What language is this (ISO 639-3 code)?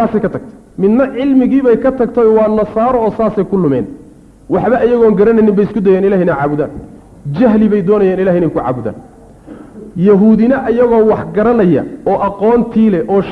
ara